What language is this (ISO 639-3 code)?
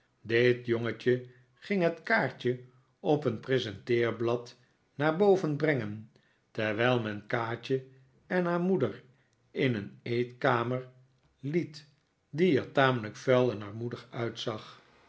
nld